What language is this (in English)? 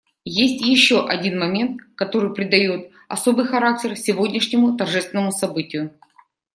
Russian